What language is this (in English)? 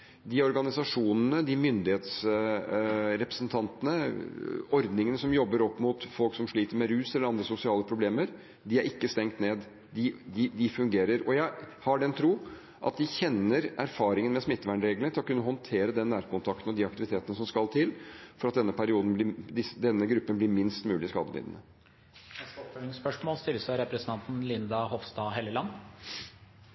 Norwegian